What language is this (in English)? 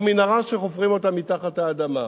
Hebrew